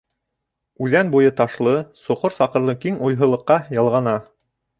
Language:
Bashkir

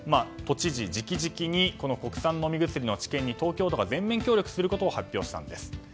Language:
Japanese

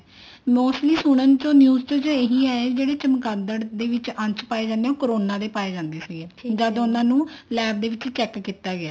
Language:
Punjabi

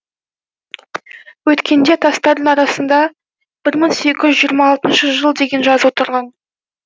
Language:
Kazakh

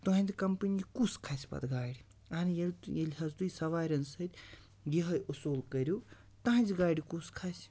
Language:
Kashmiri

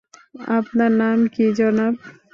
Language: Bangla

